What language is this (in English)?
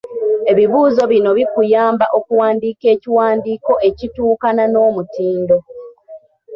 Ganda